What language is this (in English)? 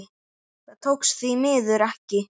Icelandic